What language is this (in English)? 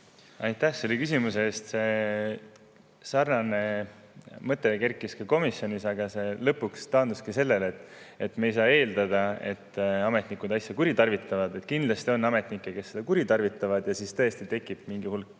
Estonian